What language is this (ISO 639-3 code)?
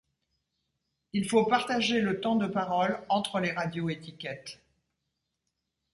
fra